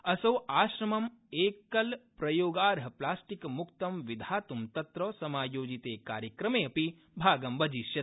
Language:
Sanskrit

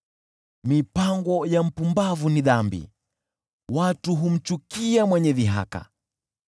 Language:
Swahili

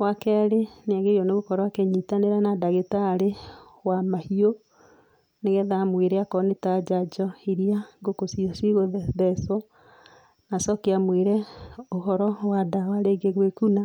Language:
Kikuyu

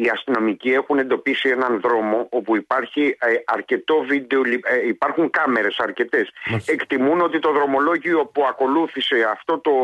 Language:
Greek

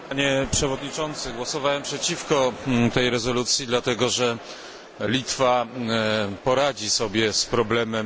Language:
Polish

